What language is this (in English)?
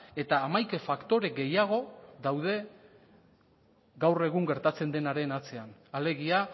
Basque